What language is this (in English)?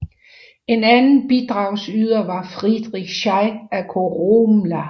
Danish